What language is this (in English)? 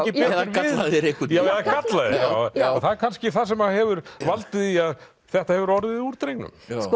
Icelandic